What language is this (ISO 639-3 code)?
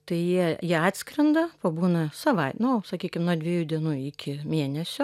lit